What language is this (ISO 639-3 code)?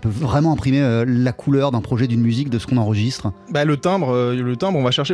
fra